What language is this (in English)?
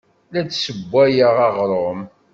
Kabyle